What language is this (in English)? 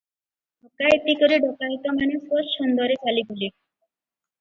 Odia